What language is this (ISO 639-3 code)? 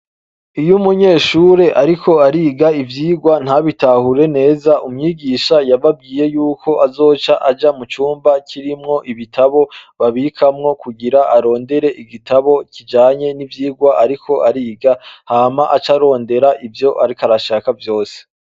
run